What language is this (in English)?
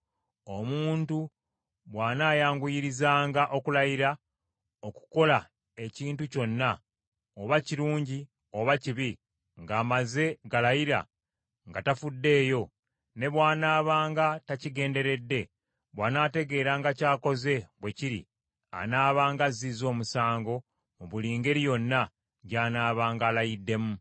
Ganda